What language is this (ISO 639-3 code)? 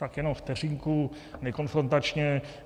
ces